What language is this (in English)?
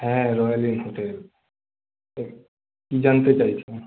Bangla